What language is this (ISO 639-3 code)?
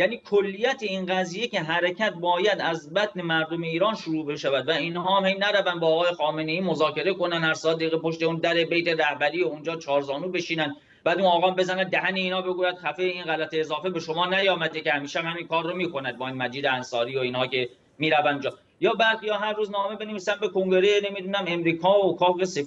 fas